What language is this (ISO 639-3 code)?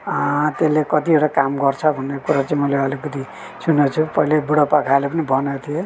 nep